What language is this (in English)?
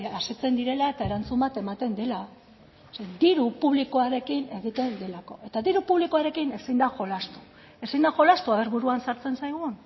Basque